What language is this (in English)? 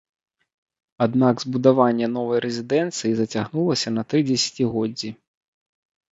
Belarusian